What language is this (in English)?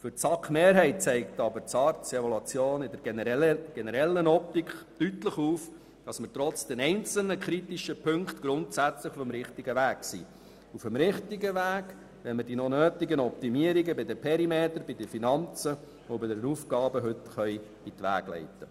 Swiss German